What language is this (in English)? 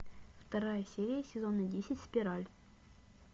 Russian